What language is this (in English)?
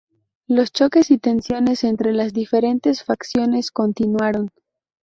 Spanish